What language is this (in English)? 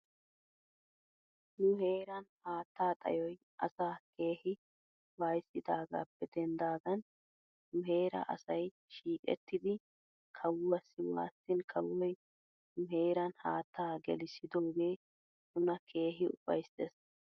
Wolaytta